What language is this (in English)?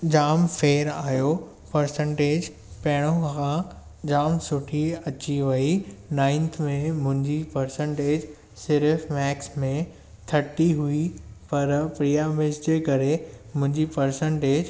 Sindhi